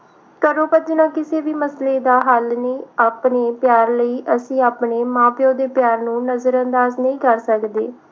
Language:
Punjabi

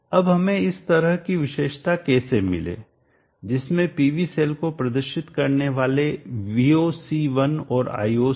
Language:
Hindi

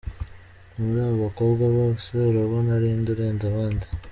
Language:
Kinyarwanda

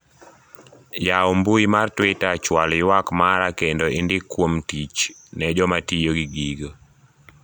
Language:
Luo (Kenya and Tanzania)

